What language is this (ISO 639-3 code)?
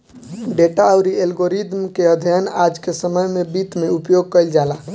bho